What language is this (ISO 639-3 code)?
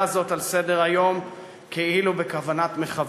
heb